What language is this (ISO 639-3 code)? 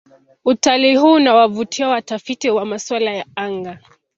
swa